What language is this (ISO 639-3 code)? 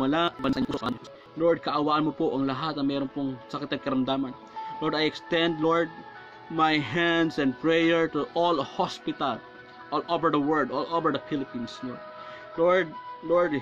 fil